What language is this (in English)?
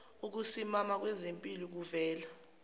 Zulu